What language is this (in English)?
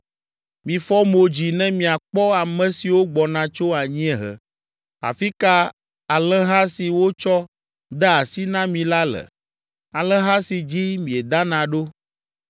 Ewe